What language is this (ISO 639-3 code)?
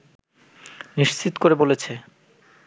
ben